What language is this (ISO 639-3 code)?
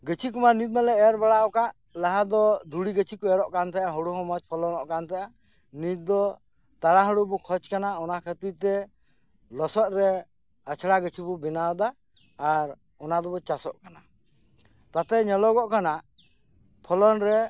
sat